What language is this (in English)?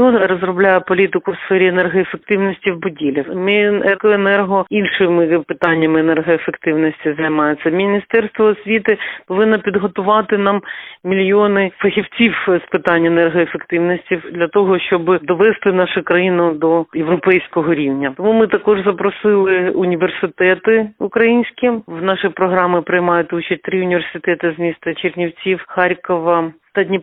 Ukrainian